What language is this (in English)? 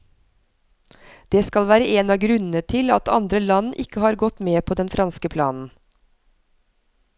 Norwegian